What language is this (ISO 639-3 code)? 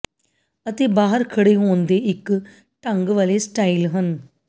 pan